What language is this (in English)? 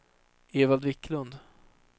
Swedish